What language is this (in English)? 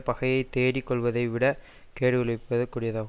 Tamil